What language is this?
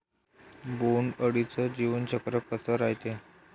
Marathi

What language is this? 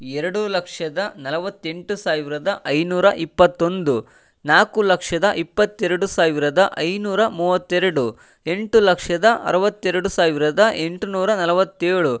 Kannada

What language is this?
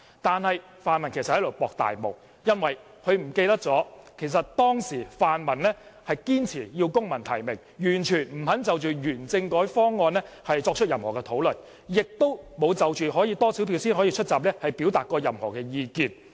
Cantonese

